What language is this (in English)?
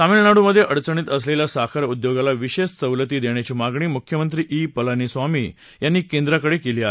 Marathi